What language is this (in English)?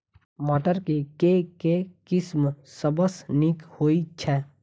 Maithili